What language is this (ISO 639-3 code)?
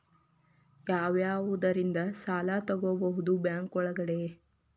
kan